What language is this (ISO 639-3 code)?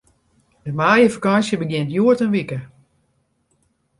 fry